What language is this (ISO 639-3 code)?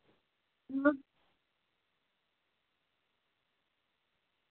doi